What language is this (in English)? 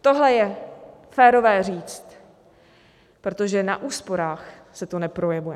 Czech